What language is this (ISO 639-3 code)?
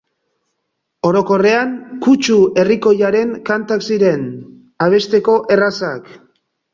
eus